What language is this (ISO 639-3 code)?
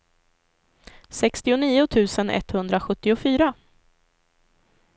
swe